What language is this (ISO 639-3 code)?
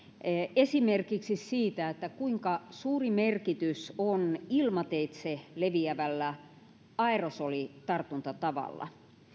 fin